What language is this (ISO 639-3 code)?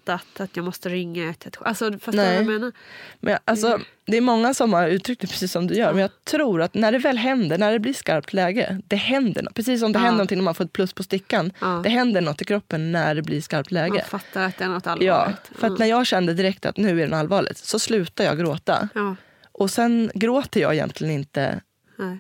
swe